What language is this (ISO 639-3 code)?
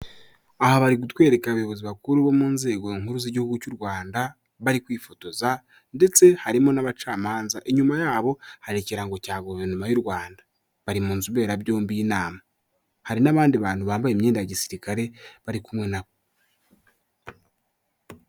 kin